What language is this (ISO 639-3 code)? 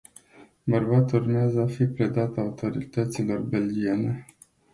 ron